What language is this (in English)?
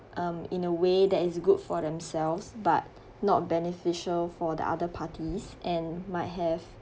English